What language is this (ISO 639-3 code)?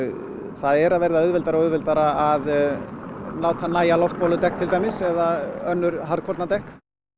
isl